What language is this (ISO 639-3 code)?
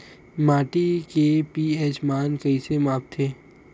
hne